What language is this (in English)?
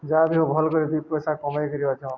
Odia